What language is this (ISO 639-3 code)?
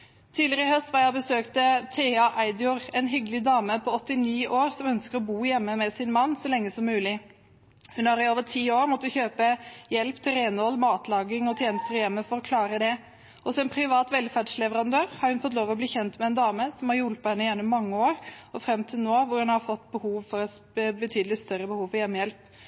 nob